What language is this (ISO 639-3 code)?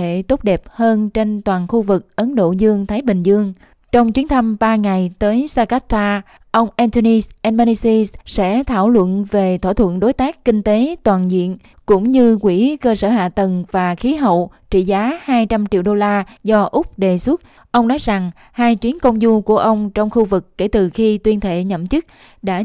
vie